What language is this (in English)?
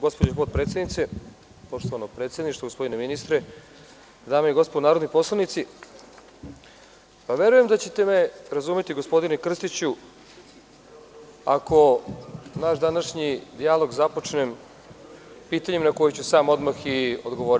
Serbian